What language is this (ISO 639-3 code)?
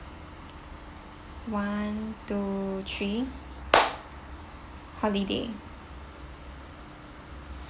eng